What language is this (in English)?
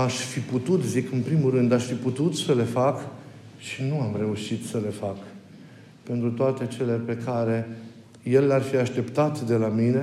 Romanian